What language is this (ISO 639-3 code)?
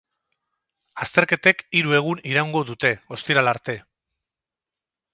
eus